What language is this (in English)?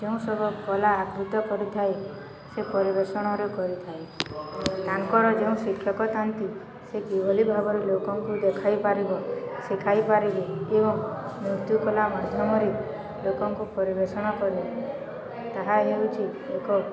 Odia